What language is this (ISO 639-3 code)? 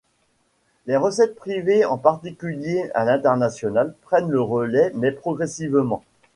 fra